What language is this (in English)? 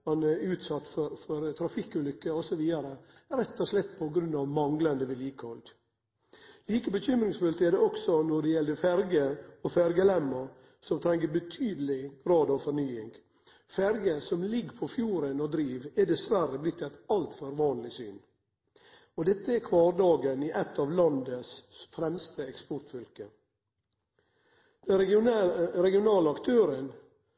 Norwegian Nynorsk